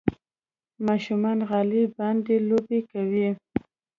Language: Pashto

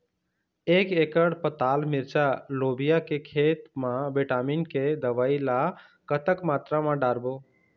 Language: Chhattisgarhi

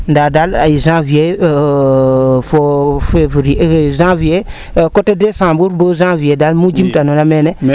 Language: Serer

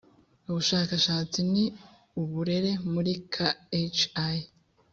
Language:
Kinyarwanda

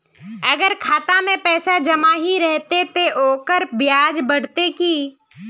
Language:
Magahi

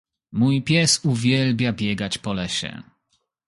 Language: Polish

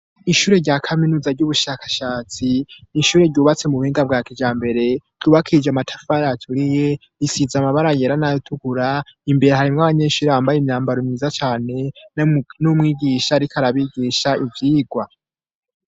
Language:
Rundi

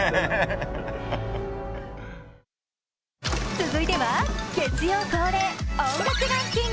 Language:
Japanese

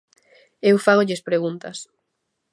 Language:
Galician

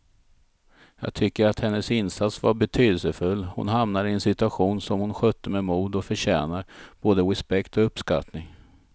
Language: Swedish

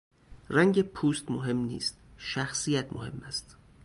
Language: Persian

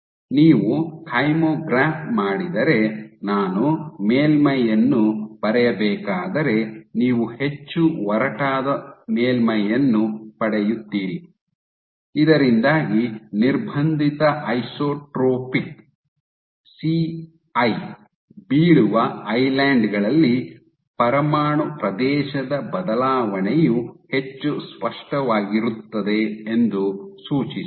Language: Kannada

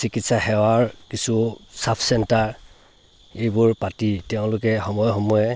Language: Assamese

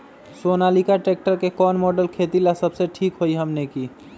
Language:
Magahi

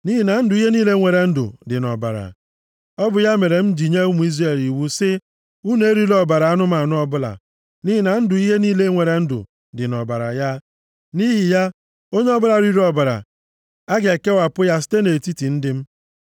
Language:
Igbo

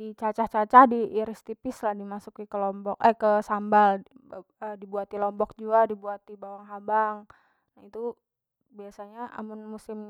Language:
Banjar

